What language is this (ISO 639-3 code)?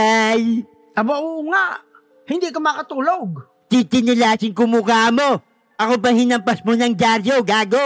fil